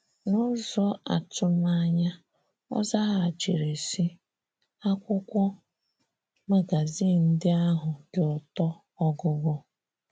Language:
Igbo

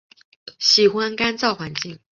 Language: Chinese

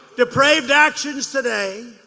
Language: English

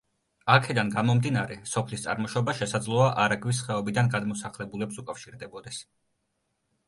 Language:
Georgian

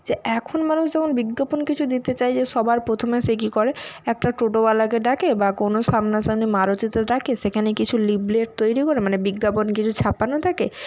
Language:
Bangla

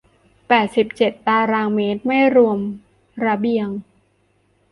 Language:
Thai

